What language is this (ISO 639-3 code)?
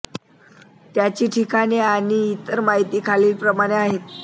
mar